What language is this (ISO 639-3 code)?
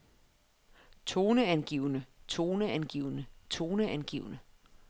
dan